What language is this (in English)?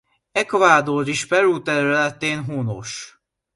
Hungarian